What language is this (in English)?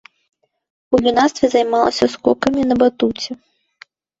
Belarusian